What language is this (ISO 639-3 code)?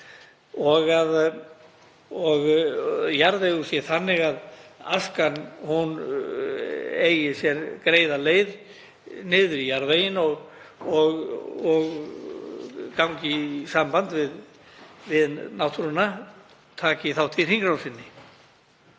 isl